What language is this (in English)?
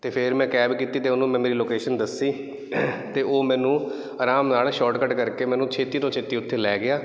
Punjabi